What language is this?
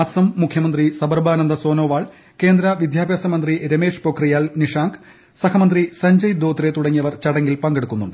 Malayalam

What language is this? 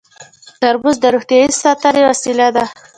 Pashto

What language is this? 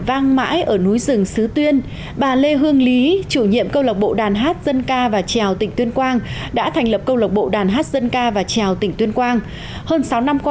Vietnamese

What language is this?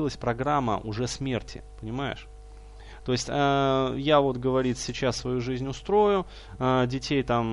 Russian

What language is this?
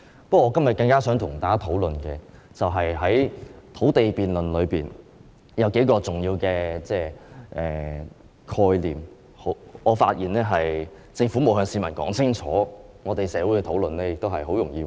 Cantonese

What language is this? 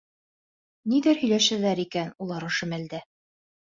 Bashkir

